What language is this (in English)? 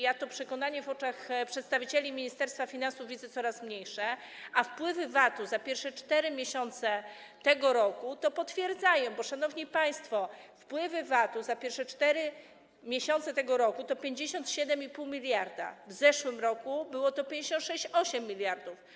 Polish